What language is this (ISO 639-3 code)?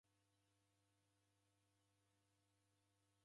dav